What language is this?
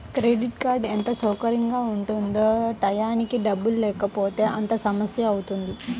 Telugu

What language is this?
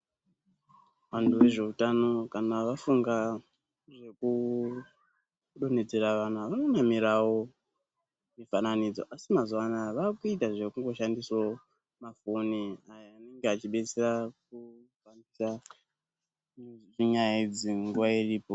Ndau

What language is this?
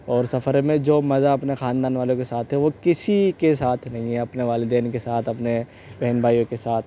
Urdu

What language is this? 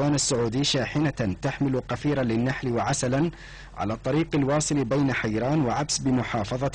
Arabic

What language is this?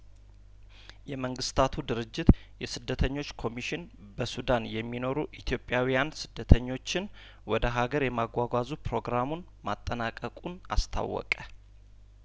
Amharic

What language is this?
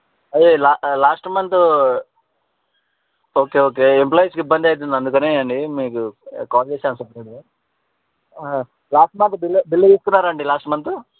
Telugu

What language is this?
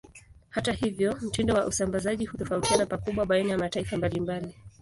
Swahili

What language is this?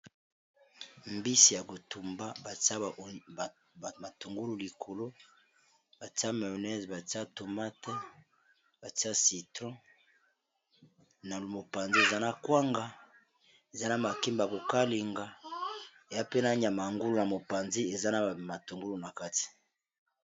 Lingala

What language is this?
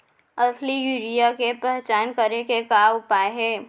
Chhattisgarhi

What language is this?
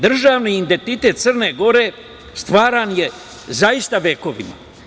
Serbian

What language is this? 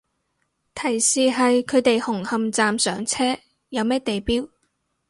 Cantonese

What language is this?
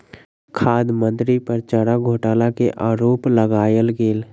Maithili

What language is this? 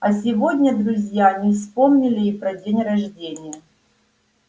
Russian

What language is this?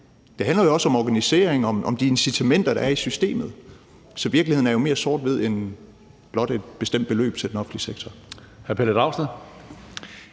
Danish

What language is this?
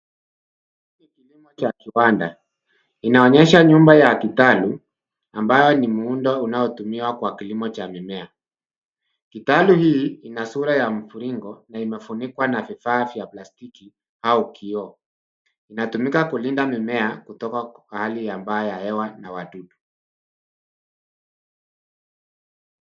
Swahili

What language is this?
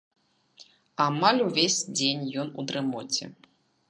Belarusian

